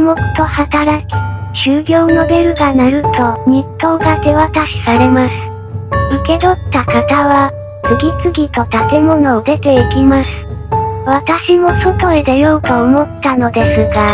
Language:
Japanese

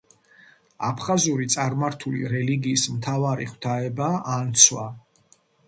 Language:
Georgian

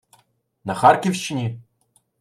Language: Ukrainian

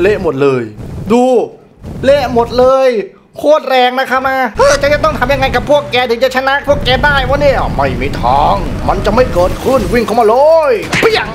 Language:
Thai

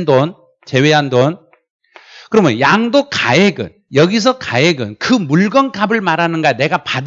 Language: Korean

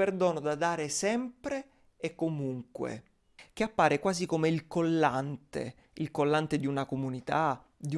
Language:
Italian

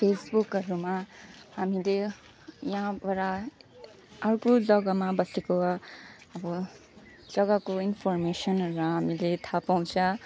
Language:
Nepali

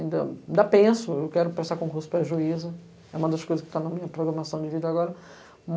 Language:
Portuguese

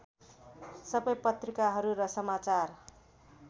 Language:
Nepali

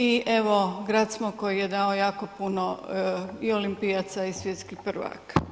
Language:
Croatian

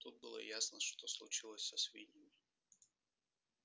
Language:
Russian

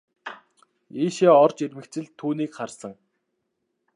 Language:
Mongolian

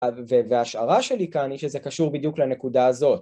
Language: Hebrew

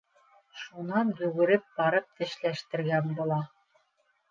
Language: Bashkir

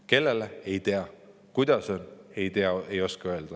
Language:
Estonian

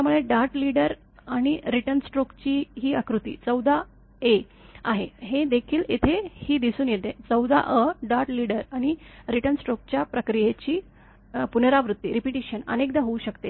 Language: Marathi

